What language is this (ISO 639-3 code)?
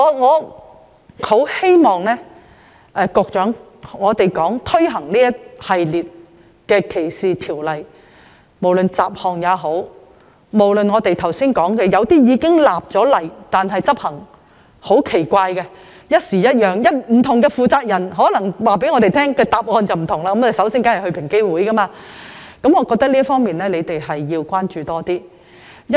yue